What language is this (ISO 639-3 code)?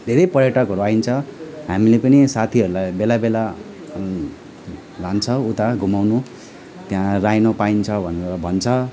nep